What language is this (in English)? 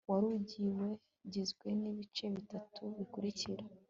Kinyarwanda